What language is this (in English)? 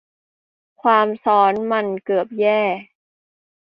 Thai